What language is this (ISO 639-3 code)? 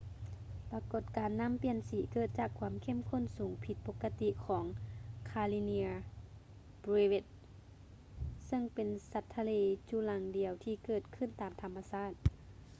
lao